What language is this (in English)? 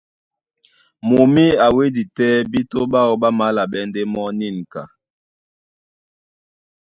Duala